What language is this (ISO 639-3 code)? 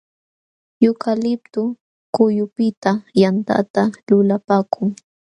qxw